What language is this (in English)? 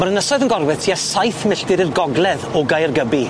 Welsh